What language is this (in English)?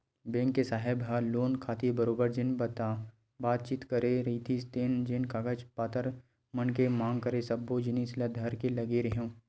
Chhattisgarhi